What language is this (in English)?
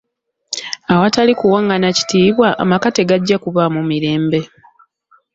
Ganda